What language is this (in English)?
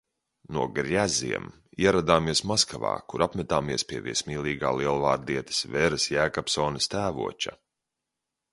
Latvian